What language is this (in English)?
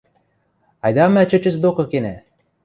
Western Mari